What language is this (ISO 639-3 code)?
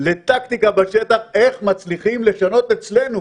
heb